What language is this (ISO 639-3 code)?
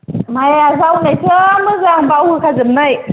brx